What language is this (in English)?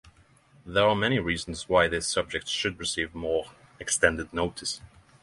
English